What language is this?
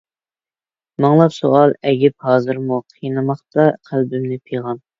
Uyghur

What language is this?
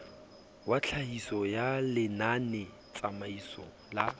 Southern Sotho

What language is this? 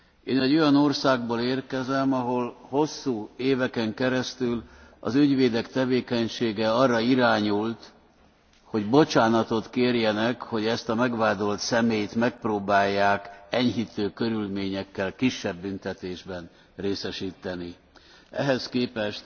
Hungarian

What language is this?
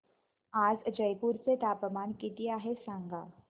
Marathi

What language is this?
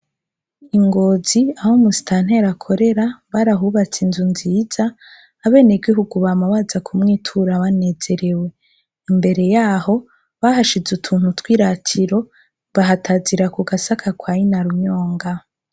Rundi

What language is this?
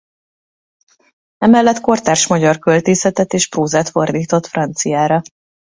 Hungarian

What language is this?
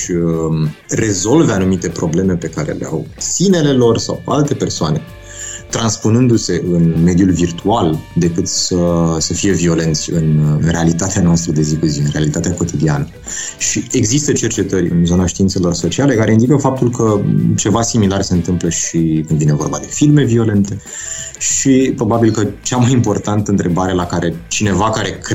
Romanian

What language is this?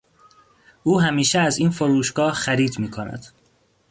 Persian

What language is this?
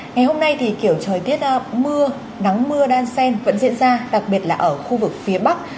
Vietnamese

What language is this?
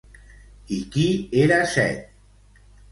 Catalan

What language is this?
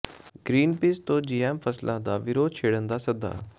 Punjabi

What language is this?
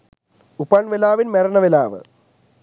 Sinhala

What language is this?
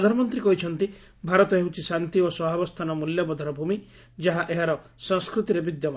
Odia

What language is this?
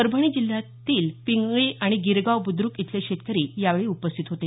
Marathi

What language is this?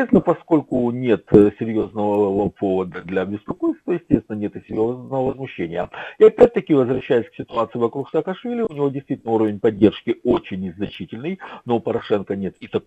Russian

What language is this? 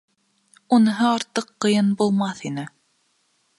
Bashkir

